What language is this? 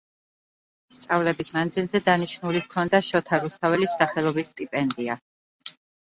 Georgian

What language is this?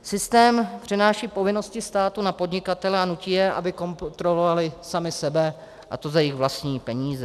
Czech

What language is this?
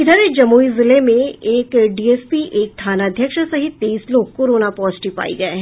Hindi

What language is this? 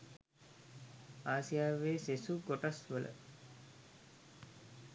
Sinhala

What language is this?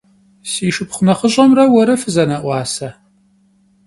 Kabardian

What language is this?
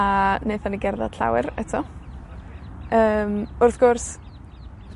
Welsh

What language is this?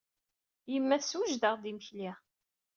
Kabyle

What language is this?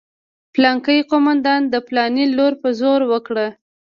Pashto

